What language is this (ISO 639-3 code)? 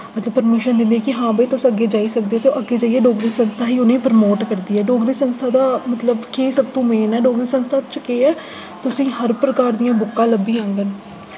doi